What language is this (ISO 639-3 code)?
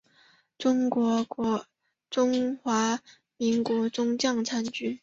zho